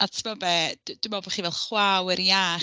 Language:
Welsh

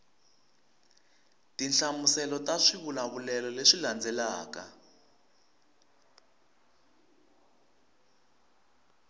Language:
Tsonga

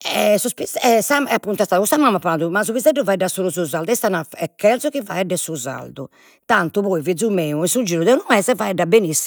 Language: Sardinian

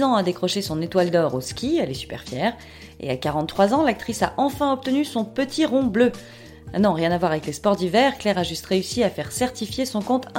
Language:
French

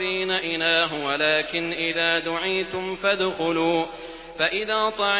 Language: Arabic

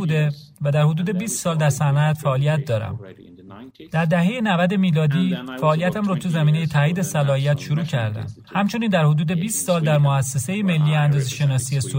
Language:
Persian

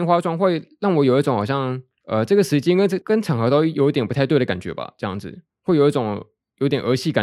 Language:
Chinese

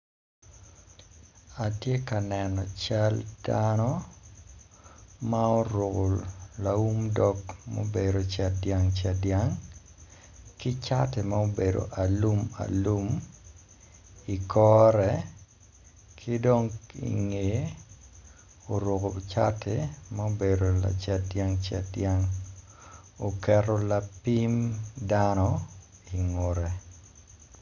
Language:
Acoli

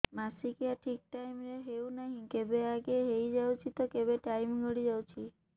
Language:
Odia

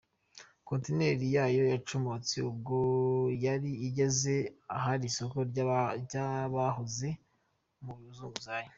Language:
Kinyarwanda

